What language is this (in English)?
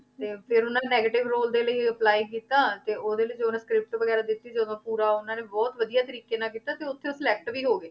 Punjabi